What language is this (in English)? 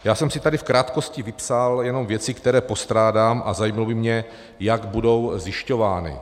Czech